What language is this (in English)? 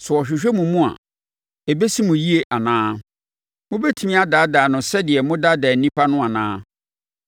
Akan